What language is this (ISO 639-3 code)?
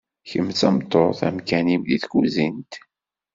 kab